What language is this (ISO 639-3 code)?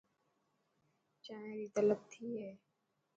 mki